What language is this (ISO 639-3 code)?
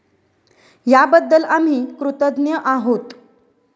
mar